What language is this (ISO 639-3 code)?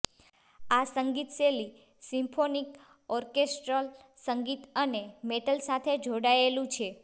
guj